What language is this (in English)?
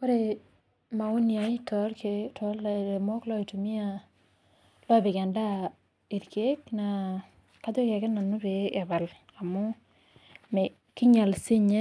Masai